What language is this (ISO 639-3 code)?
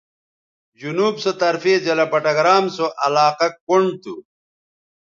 btv